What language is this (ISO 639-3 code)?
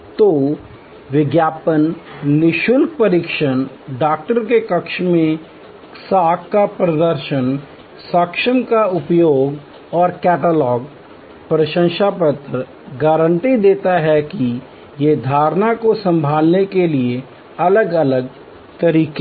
hin